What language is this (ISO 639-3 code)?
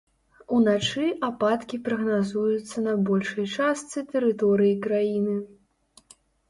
bel